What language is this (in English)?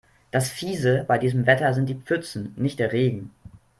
German